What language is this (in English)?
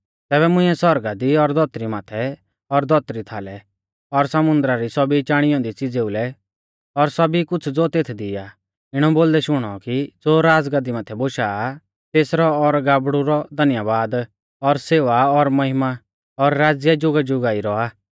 Mahasu Pahari